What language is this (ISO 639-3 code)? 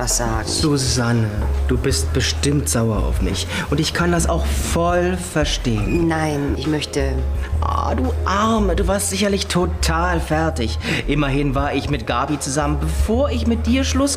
deu